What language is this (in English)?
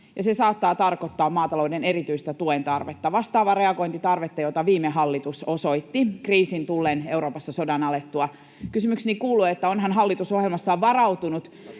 Finnish